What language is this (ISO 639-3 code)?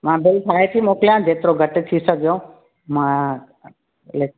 snd